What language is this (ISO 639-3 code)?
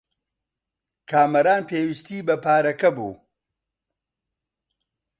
ckb